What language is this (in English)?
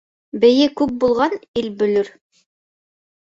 Bashkir